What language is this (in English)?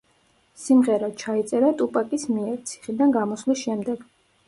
Georgian